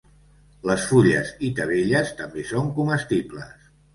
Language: Catalan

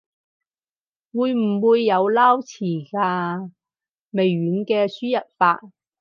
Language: Cantonese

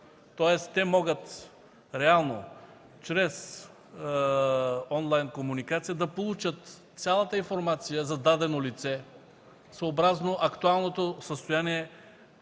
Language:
Bulgarian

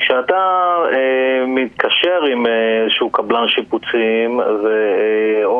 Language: Hebrew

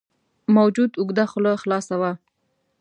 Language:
Pashto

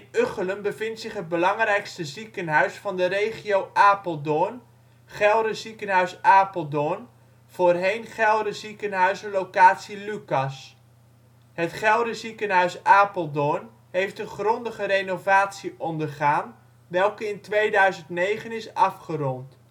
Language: Dutch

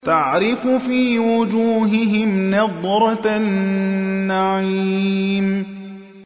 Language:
Arabic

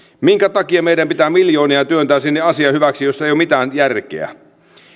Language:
Finnish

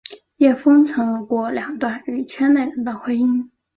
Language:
Chinese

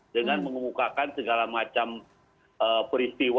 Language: Indonesian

